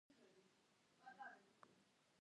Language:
Georgian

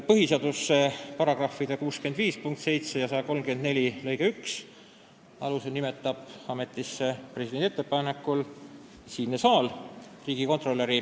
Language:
Estonian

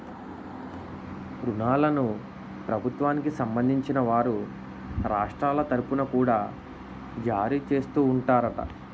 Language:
Telugu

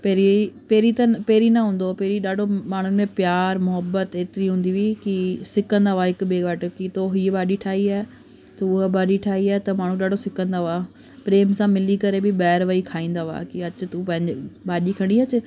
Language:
Sindhi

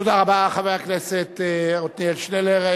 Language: Hebrew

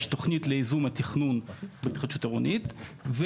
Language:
Hebrew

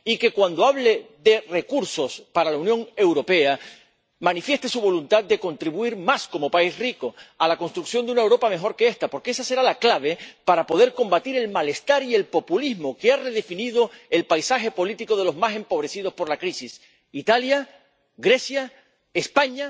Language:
Spanish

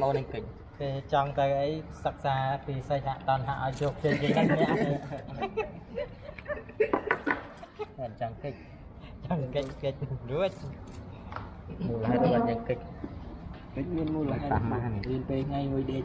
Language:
Vietnamese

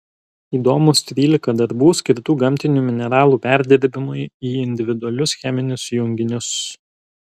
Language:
Lithuanian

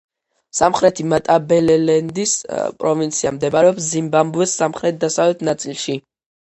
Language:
Georgian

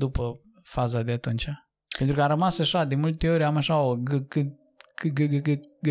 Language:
Romanian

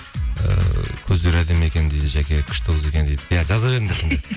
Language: Kazakh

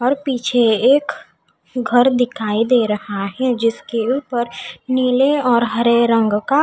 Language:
Hindi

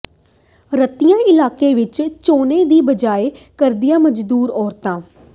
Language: Punjabi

